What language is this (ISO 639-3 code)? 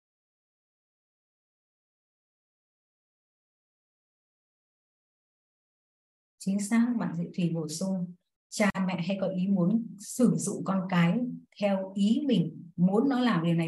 vie